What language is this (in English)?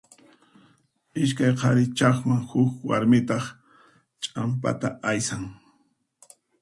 Puno Quechua